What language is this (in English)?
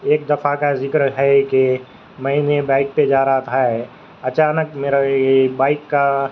Urdu